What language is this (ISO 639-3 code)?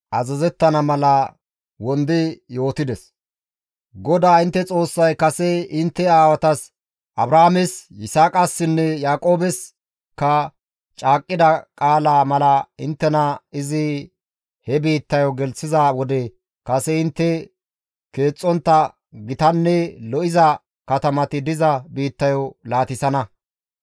gmv